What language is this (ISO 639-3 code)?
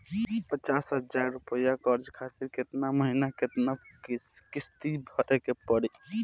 bho